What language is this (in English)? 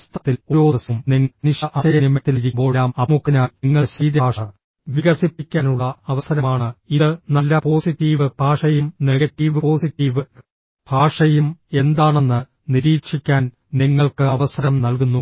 Malayalam